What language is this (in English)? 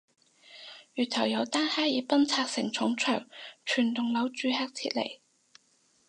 Cantonese